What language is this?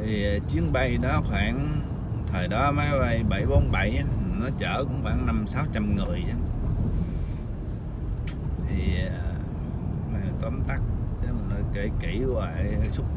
Vietnamese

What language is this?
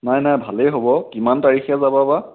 Assamese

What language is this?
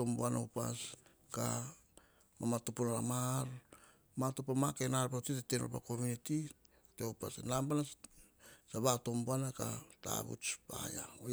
Hahon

